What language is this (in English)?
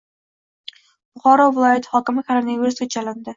Uzbek